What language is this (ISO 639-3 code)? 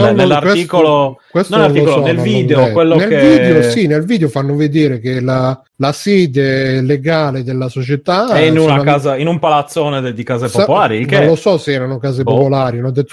ita